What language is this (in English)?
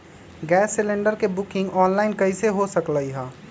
Magahi